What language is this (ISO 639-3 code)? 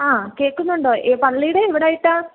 mal